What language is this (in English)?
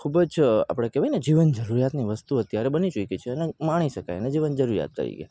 Gujarati